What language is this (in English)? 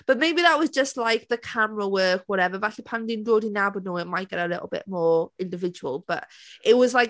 Welsh